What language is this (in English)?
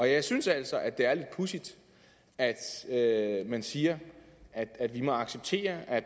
Danish